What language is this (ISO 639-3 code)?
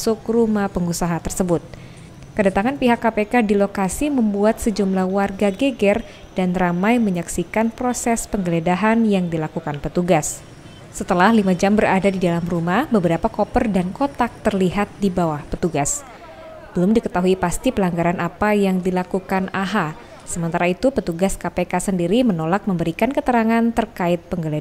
ind